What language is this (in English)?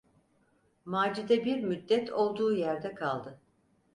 Turkish